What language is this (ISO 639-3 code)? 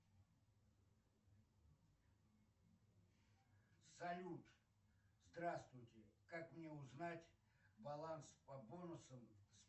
rus